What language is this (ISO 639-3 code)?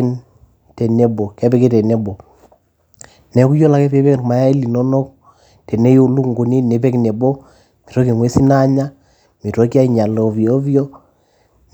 mas